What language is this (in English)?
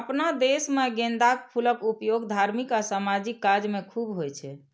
Maithili